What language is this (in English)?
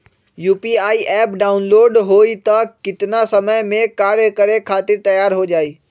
Magahi